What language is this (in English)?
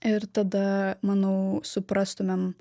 Lithuanian